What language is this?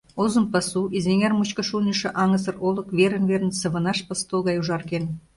Mari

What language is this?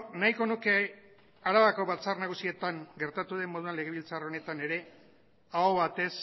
Basque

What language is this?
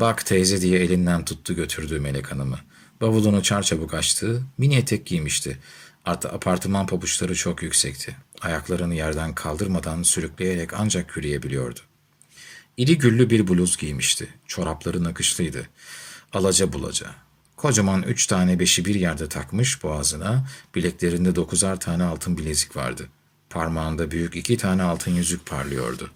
Turkish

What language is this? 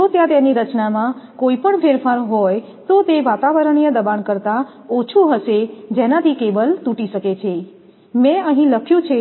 Gujarati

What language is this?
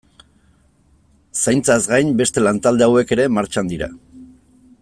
Basque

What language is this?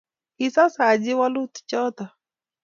Kalenjin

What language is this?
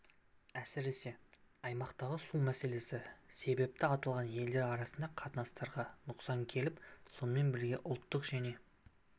Kazakh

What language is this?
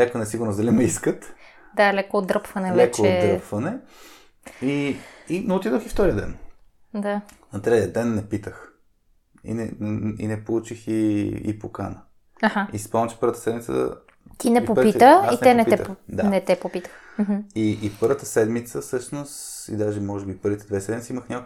Bulgarian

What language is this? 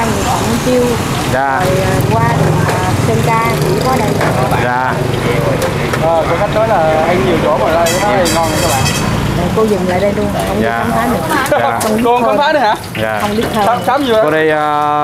Vietnamese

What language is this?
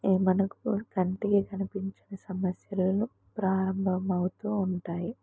Telugu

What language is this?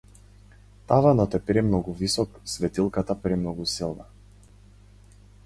Macedonian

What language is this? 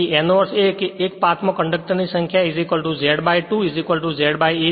Gujarati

